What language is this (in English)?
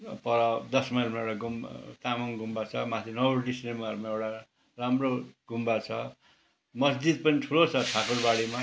Nepali